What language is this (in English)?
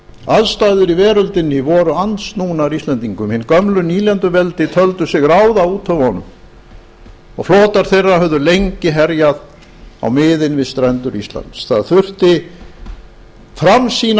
Icelandic